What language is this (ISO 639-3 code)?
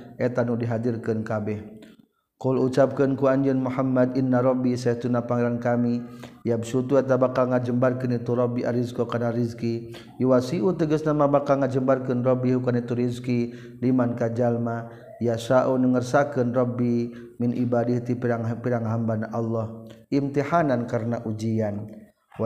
msa